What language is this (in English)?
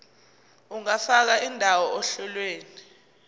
Zulu